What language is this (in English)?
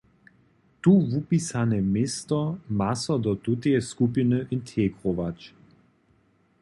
Upper Sorbian